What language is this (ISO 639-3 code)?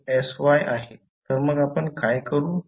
mar